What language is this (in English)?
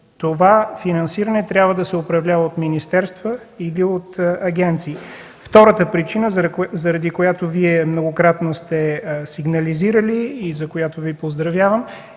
Bulgarian